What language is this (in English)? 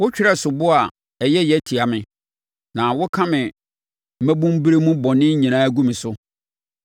Akan